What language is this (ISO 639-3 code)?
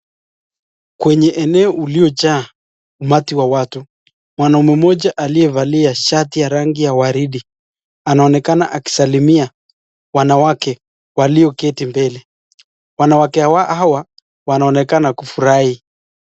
swa